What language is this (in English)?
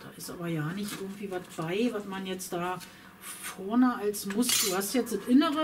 German